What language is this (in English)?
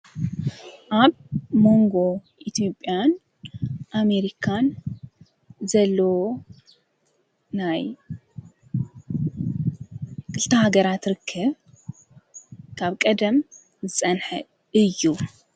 Tigrinya